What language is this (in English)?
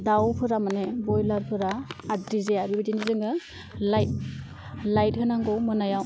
Bodo